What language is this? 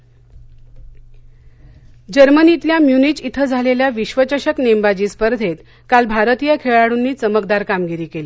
Marathi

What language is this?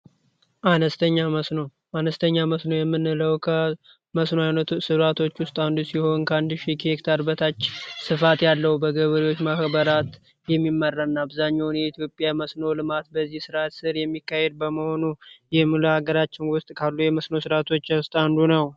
Amharic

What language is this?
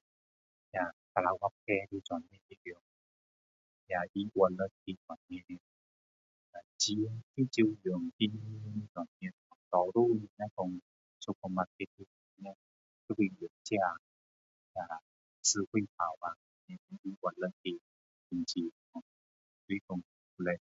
Min Dong Chinese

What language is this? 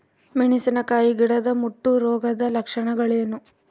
Kannada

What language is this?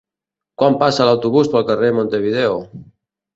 Catalan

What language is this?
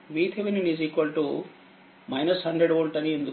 Telugu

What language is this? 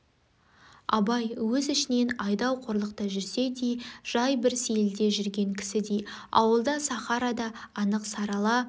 Kazakh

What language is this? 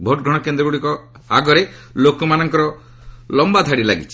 Odia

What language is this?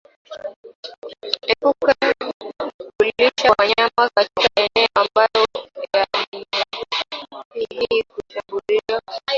Swahili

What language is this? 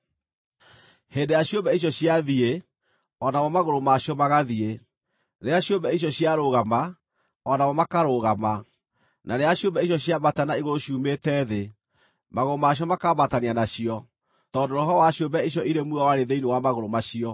Kikuyu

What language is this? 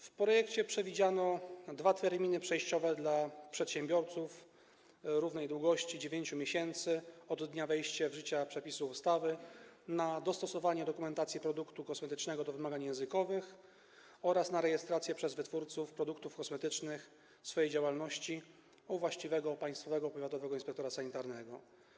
Polish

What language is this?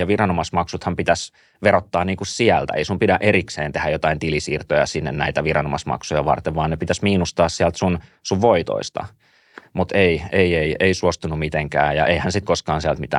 Finnish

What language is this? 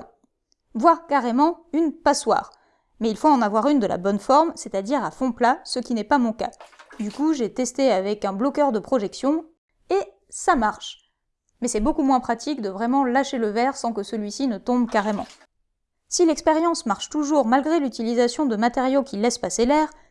French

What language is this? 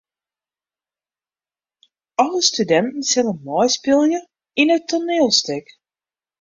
Western Frisian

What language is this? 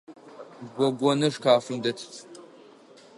Adyghe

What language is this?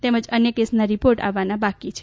Gujarati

